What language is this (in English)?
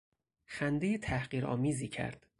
Persian